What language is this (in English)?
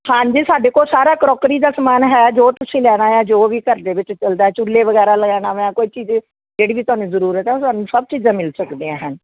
Punjabi